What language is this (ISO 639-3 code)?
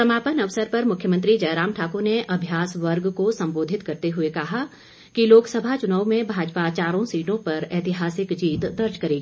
hin